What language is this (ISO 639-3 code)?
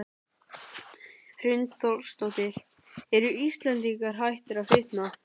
isl